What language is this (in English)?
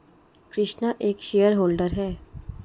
Hindi